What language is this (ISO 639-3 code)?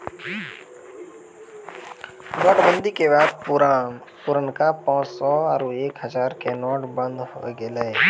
mai